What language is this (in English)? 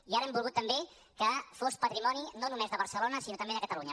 Catalan